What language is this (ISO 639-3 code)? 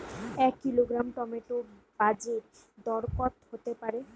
ben